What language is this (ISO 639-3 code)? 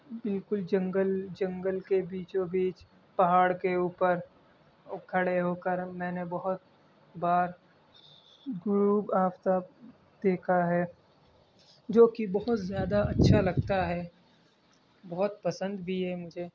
urd